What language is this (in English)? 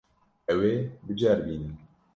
Kurdish